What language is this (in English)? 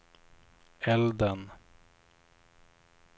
Swedish